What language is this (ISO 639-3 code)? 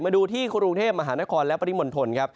tha